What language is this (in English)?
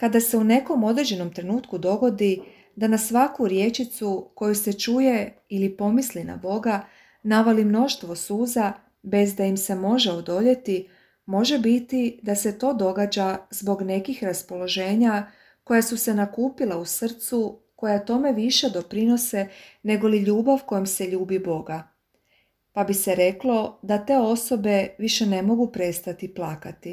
Croatian